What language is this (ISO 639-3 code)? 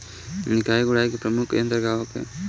bho